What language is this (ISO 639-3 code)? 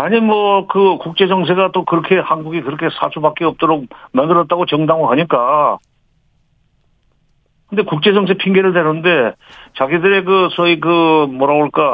kor